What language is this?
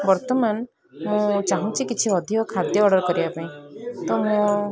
Odia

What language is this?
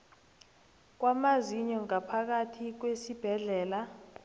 South Ndebele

